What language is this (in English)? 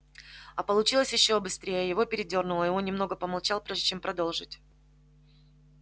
Russian